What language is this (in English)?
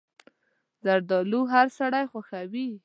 Pashto